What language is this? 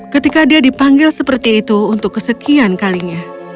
Indonesian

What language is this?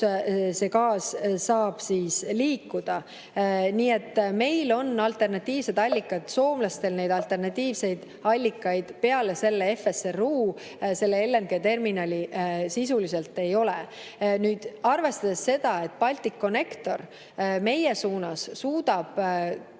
Estonian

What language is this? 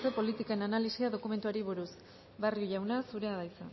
Basque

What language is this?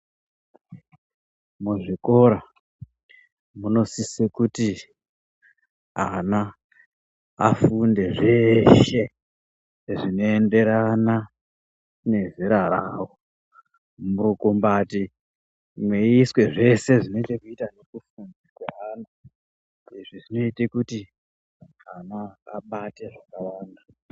Ndau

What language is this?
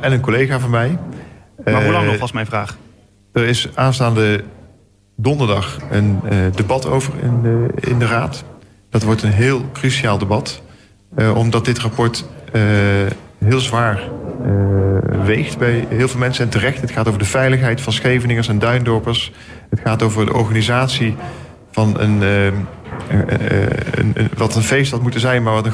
Dutch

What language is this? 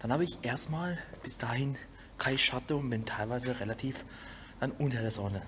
German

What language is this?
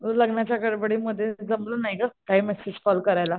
Marathi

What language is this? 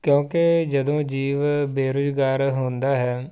Punjabi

